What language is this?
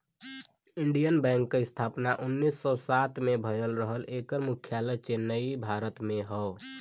Bhojpuri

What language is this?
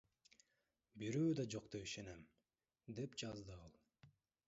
Kyrgyz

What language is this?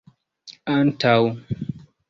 Esperanto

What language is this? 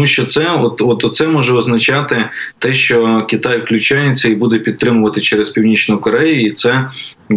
Ukrainian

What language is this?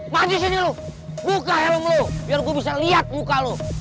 Indonesian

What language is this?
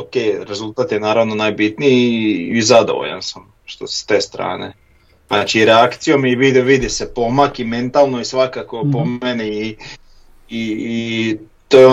Croatian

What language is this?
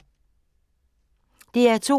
Danish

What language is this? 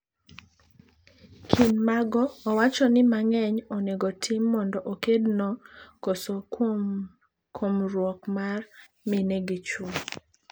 Luo (Kenya and Tanzania)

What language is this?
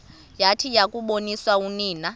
Xhosa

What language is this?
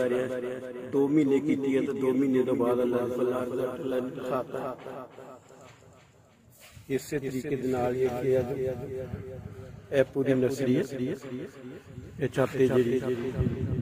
Arabic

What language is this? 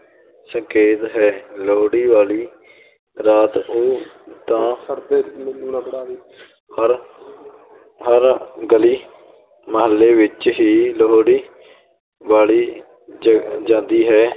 Punjabi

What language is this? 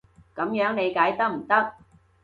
Cantonese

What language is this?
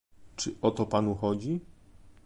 Polish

